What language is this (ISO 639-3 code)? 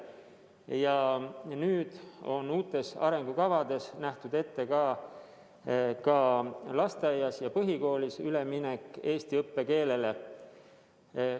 est